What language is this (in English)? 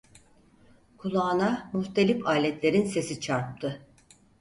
Turkish